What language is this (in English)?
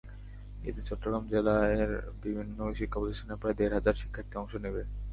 Bangla